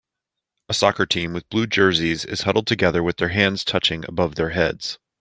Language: English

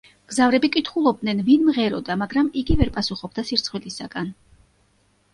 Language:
Georgian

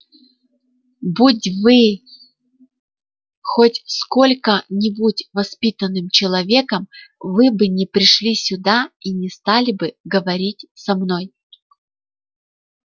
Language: Russian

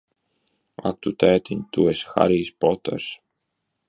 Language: Latvian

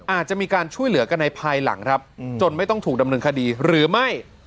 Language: Thai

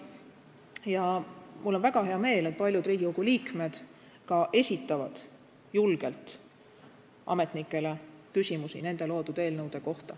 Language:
Estonian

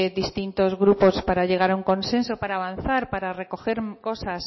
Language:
Spanish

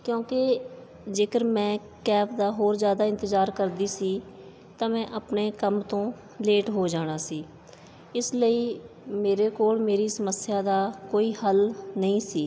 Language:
Punjabi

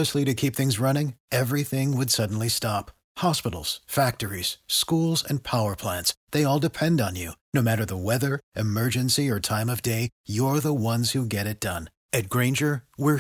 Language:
Romanian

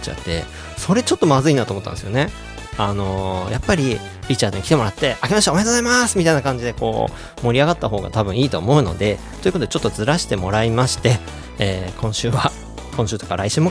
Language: Japanese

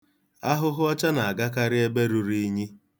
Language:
Igbo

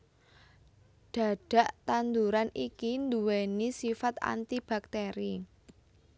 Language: Javanese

